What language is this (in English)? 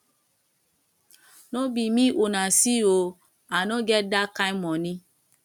Nigerian Pidgin